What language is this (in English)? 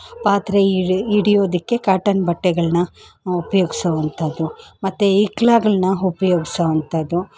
Kannada